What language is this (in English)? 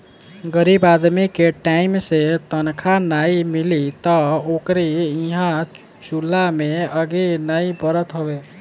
Bhojpuri